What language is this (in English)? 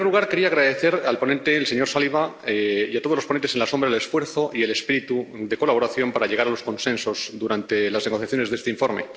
Spanish